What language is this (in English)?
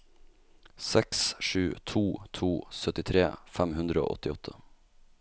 Norwegian